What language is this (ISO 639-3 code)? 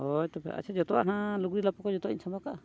sat